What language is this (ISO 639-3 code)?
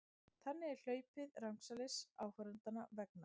isl